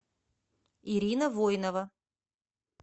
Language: Russian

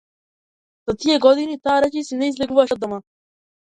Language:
Macedonian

